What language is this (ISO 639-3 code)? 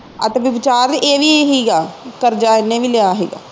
pan